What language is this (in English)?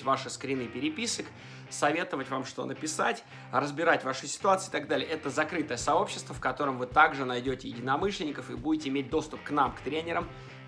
Russian